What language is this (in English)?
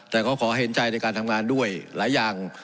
Thai